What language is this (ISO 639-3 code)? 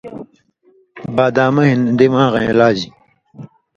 mvy